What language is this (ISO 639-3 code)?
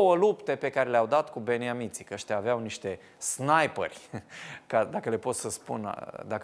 ron